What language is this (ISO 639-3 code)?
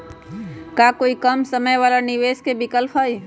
mag